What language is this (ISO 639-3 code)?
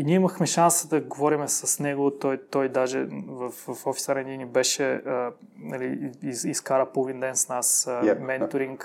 bul